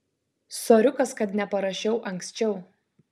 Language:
Lithuanian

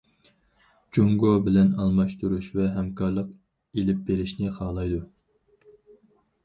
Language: Uyghur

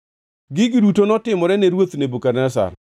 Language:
Luo (Kenya and Tanzania)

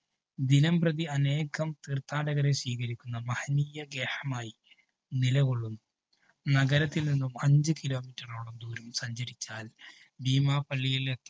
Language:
Malayalam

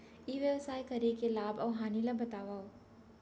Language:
Chhattisgarhi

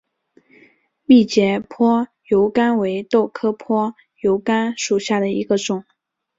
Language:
Chinese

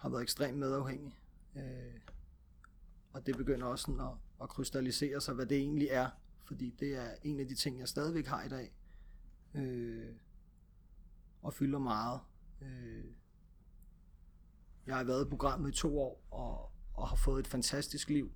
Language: Danish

